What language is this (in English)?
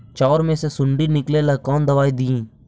Magahi